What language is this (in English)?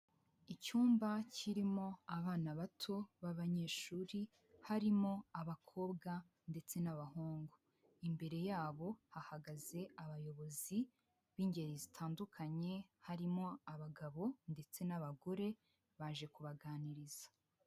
Kinyarwanda